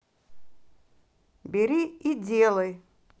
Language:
Russian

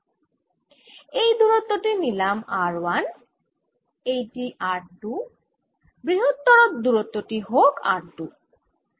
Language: Bangla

